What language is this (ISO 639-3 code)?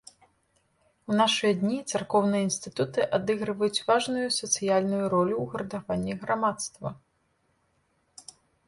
bel